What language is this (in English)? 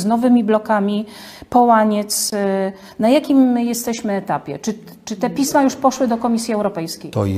Polish